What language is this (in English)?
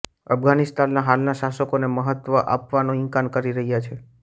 Gujarati